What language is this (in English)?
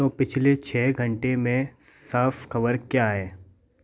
Hindi